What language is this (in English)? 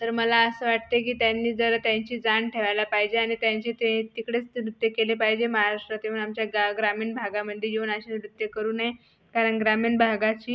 Marathi